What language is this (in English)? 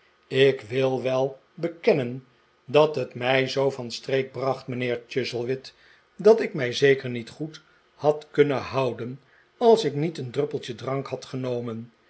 Dutch